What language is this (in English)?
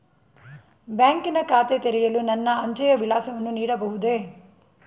Kannada